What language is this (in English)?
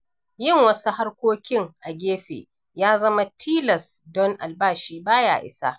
Hausa